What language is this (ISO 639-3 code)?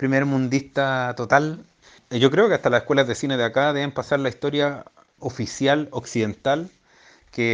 spa